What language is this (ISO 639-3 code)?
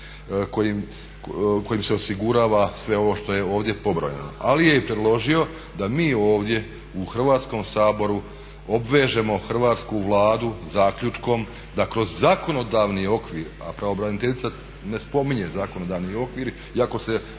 hrv